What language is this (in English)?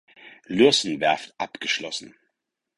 German